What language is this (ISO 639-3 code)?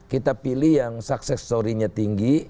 ind